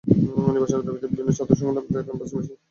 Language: Bangla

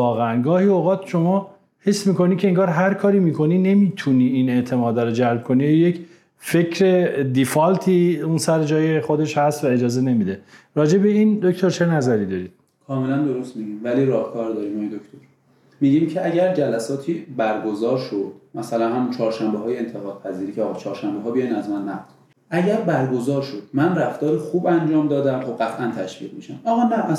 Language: Persian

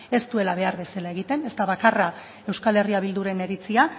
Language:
Basque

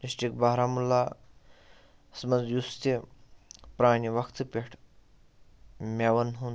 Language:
Kashmiri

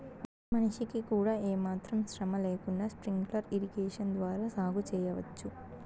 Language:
Telugu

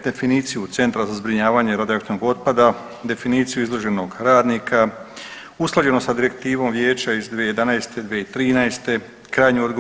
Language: Croatian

